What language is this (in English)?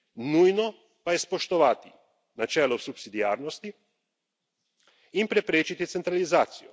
Slovenian